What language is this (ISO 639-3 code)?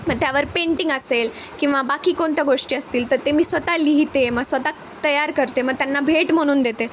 mar